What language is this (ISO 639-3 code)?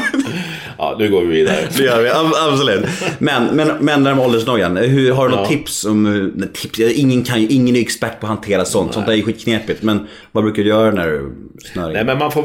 swe